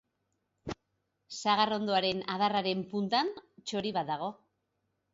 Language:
Basque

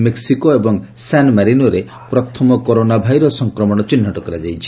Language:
Odia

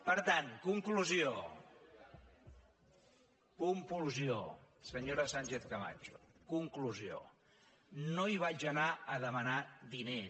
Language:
Catalan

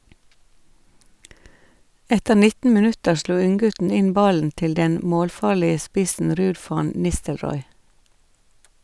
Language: Norwegian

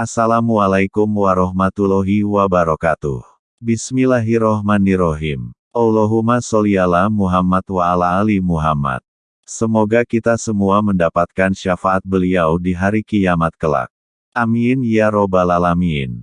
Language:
Indonesian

